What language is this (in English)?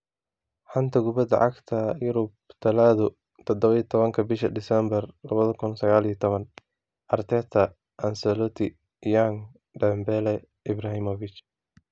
Somali